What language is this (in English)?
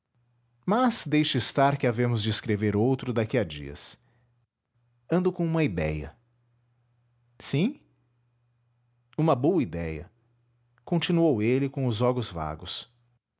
Portuguese